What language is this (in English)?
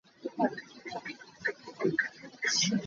Hakha Chin